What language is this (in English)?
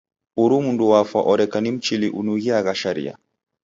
Taita